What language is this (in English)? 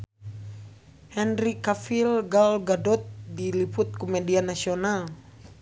Sundanese